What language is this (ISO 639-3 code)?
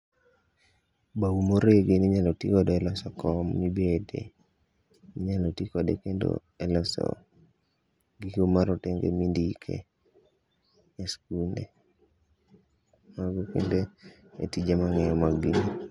luo